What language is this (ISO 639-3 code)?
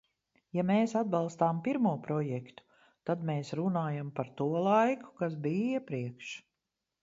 lav